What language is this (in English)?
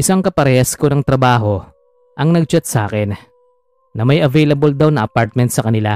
Filipino